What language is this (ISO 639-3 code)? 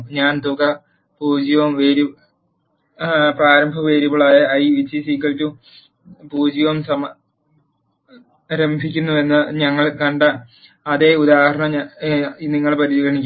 mal